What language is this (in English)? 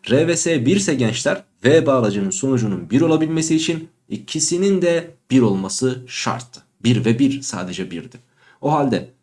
Turkish